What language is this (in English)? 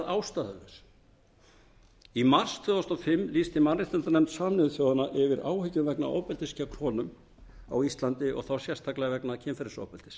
Icelandic